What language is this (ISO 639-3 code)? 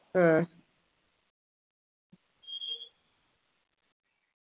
mal